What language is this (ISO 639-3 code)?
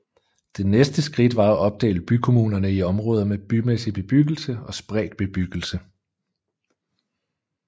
dan